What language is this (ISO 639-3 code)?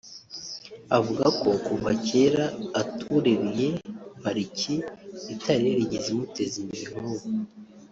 kin